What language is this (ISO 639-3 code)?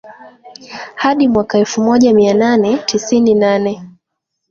swa